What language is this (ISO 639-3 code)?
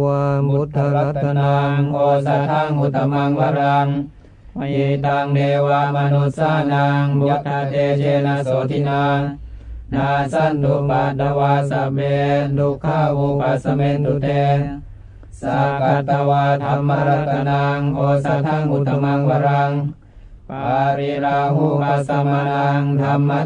tha